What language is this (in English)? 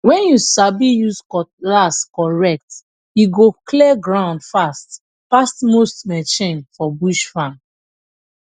Nigerian Pidgin